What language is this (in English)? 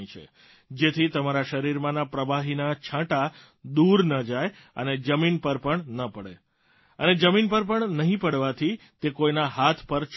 Gujarati